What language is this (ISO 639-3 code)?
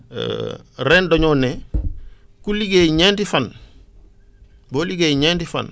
wol